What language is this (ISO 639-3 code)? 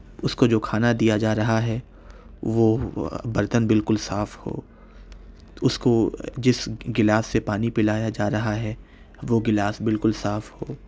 urd